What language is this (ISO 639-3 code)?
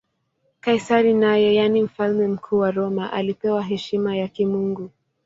swa